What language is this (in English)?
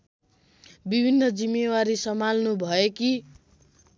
Nepali